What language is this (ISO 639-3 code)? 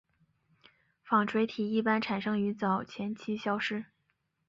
zho